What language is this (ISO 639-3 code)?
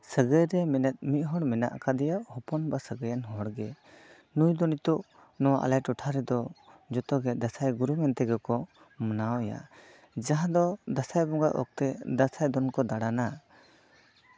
sat